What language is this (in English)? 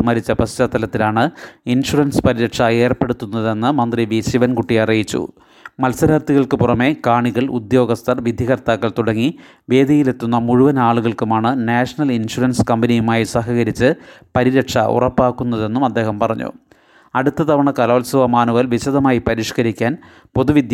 Malayalam